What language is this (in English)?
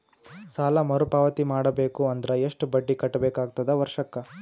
Kannada